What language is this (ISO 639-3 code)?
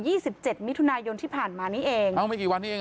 tha